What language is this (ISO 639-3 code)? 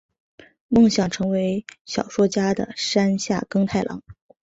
zho